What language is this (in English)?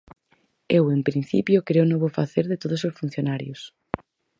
Galician